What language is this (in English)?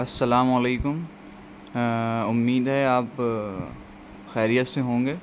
Urdu